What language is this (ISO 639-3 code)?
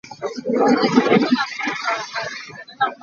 cnh